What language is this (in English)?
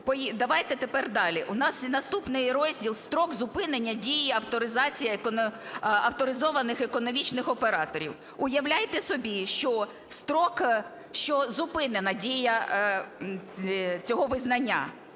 Ukrainian